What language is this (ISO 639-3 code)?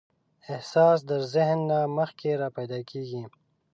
pus